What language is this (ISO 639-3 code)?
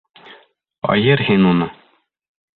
bak